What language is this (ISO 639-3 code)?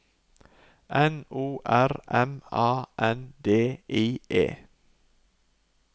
nor